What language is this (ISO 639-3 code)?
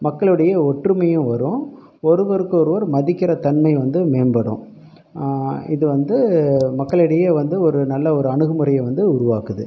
tam